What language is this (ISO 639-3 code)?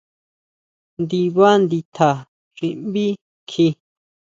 mau